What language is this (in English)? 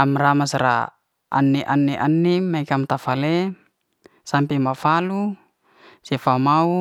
Liana-Seti